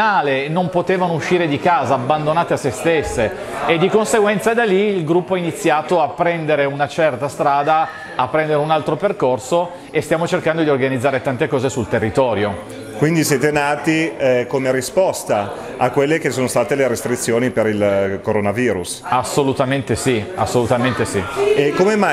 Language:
Italian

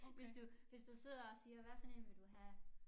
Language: Danish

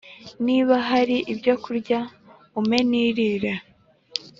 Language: Kinyarwanda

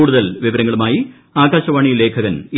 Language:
Malayalam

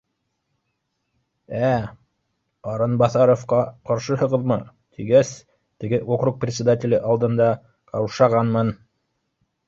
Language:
Bashkir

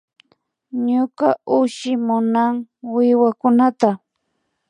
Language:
Imbabura Highland Quichua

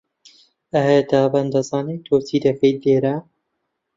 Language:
Central Kurdish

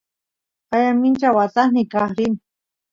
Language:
Santiago del Estero Quichua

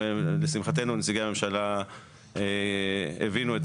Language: Hebrew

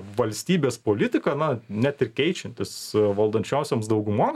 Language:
Lithuanian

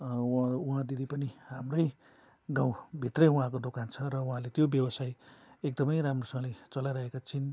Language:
Nepali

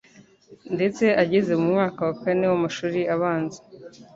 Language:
Kinyarwanda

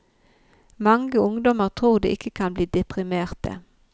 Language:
Norwegian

